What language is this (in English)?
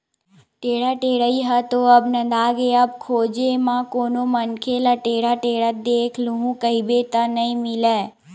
Chhattisgarhi